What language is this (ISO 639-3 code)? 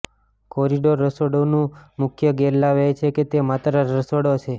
guj